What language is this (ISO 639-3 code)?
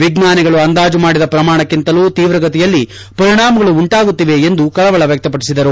kan